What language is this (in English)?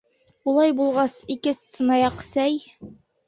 Bashkir